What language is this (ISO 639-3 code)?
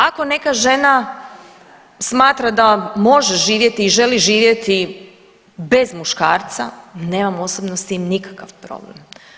hrv